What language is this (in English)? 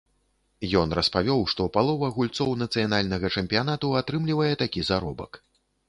Belarusian